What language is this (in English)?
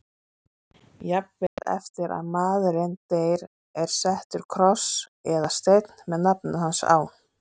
Icelandic